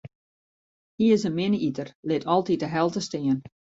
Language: Western Frisian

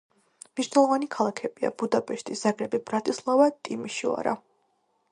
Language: Georgian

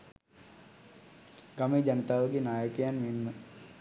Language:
Sinhala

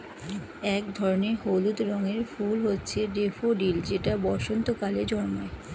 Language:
Bangla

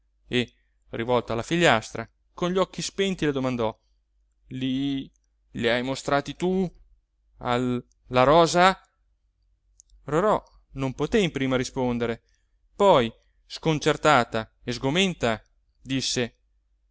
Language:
Italian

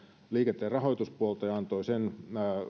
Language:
Finnish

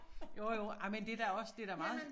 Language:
Danish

